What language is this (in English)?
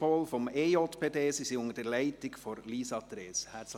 Swiss German